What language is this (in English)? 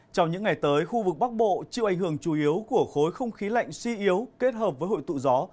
Vietnamese